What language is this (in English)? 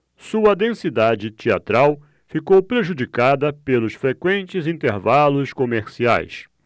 Portuguese